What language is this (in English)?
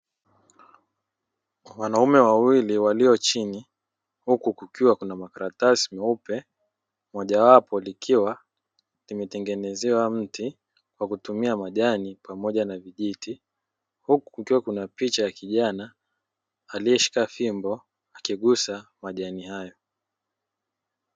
Swahili